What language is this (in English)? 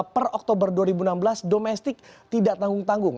Indonesian